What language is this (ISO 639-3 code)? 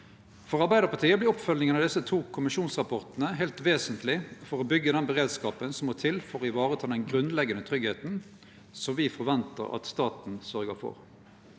nor